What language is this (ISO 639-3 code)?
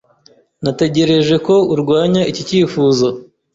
kin